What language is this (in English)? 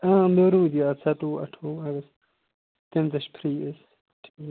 Kashmiri